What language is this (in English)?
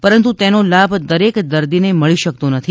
Gujarati